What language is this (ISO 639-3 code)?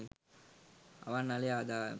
sin